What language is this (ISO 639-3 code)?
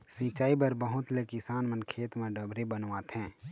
hne